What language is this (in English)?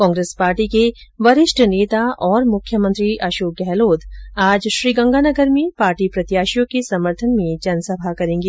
Hindi